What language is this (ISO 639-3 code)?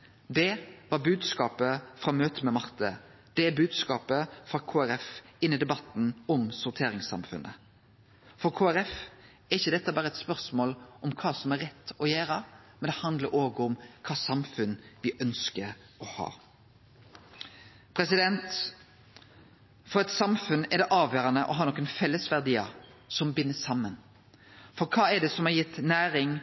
nno